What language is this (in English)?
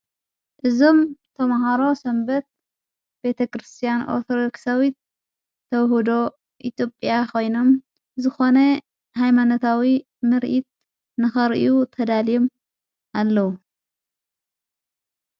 Tigrinya